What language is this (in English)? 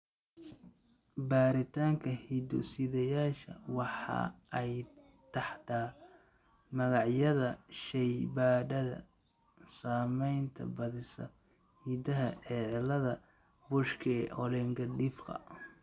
Somali